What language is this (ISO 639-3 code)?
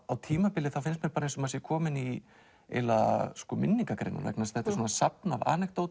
isl